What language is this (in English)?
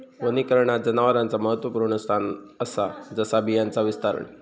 Marathi